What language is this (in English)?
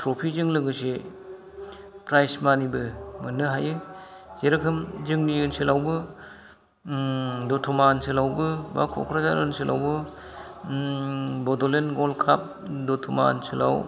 Bodo